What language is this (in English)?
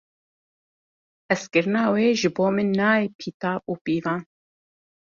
Kurdish